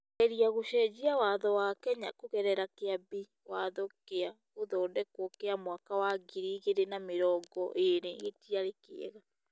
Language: Kikuyu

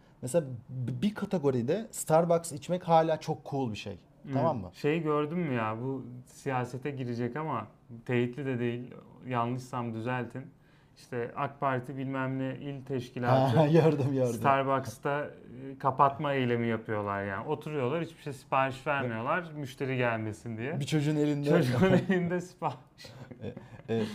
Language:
Turkish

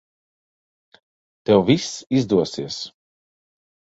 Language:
Latvian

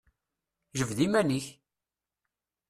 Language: Kabyle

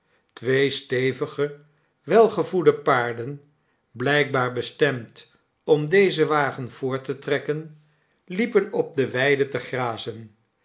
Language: Dutch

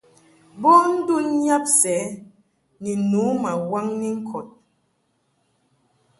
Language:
Mungaka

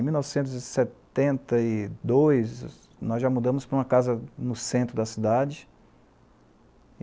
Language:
Portuguese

